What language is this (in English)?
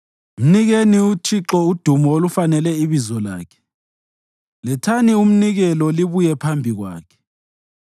North Ndebele